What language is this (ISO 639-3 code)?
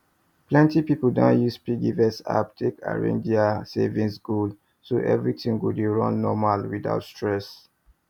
pcm